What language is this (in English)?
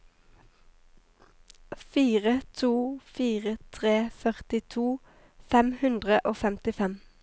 Norwegian